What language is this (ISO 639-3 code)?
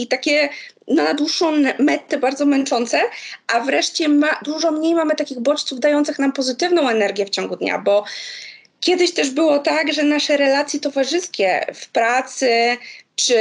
pol